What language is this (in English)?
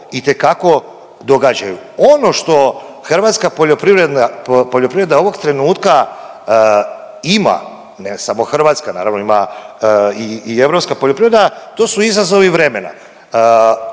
Croatian